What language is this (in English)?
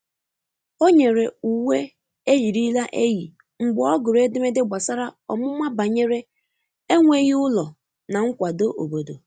Igbo